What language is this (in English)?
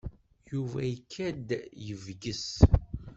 Kabyle